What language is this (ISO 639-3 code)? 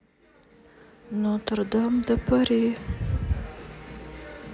rus